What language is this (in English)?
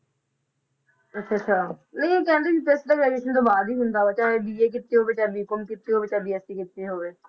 Punjabi